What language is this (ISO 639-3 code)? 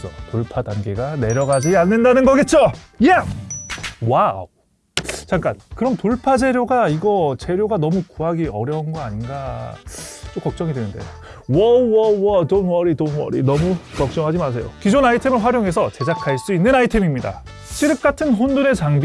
kor